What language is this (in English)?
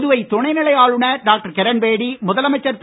Tamil